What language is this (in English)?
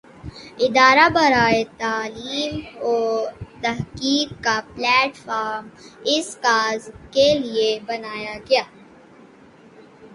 Urdu